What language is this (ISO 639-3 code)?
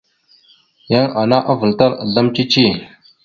mxu